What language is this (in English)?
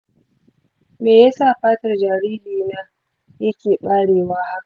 Hausa